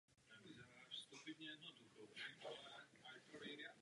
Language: Czech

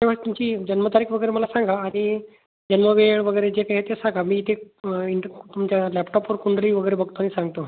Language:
Marathi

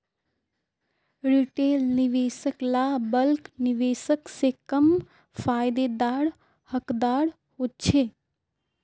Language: Magahi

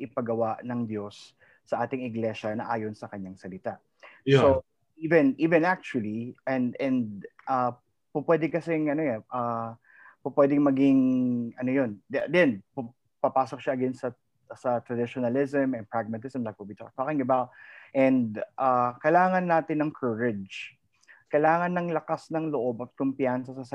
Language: Filipino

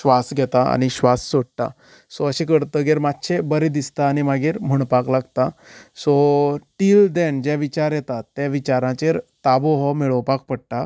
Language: Konkani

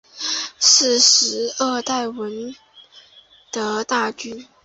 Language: Chinese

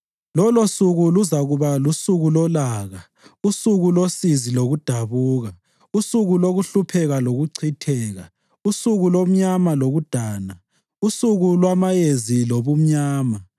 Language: North Ndebele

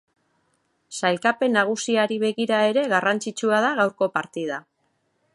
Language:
Basque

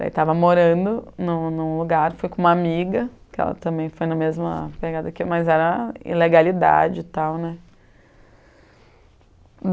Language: Portuguese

